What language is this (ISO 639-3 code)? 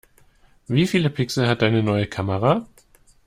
deu